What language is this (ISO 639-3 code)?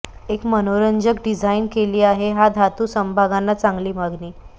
mar